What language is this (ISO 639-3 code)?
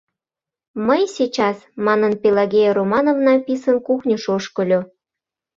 chm